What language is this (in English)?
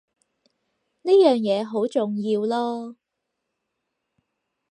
Cantonese